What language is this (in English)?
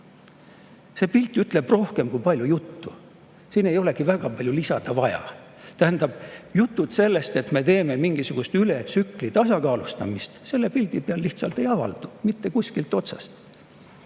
Estonian